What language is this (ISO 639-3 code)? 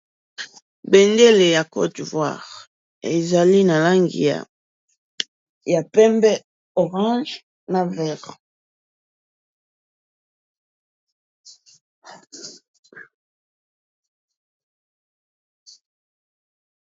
lin